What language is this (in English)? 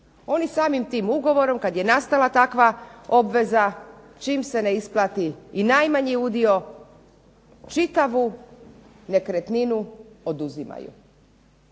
Croatian